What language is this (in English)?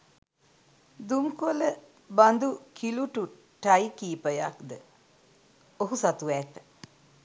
Sinhala